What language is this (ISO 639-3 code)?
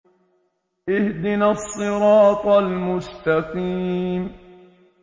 ara